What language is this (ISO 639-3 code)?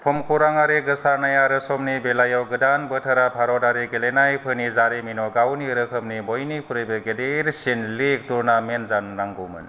brx